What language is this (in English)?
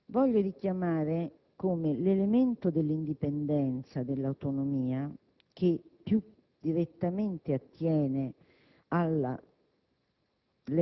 Italian